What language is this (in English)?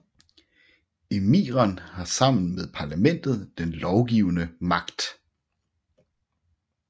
Danish